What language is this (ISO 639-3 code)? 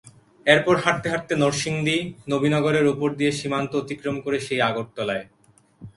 ben